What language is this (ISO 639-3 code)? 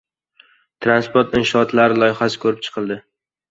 uzb